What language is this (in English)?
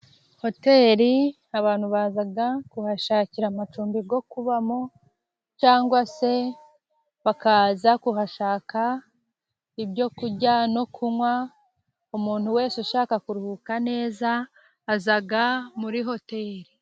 Kinyarwanda